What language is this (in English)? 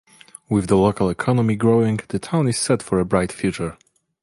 English